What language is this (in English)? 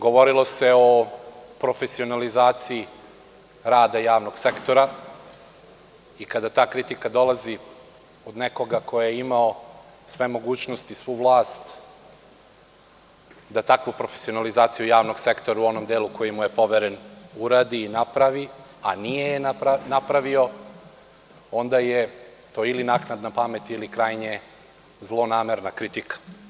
Serbian